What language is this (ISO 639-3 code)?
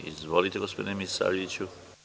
srp